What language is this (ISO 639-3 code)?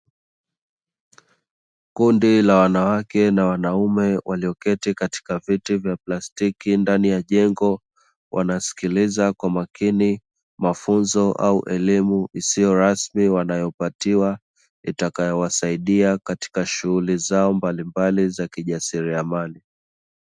swa